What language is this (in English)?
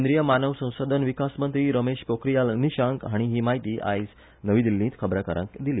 Konkani